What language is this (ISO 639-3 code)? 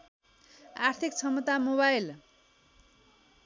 nep